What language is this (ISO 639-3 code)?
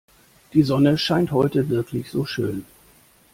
deu